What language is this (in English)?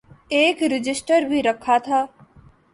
Urdu